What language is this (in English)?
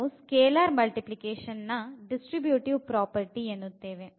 Kannada